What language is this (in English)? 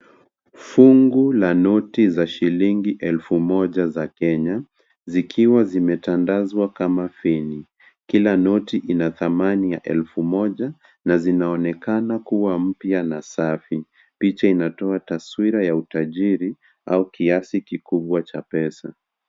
Swahili